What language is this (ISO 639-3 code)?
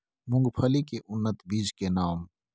mai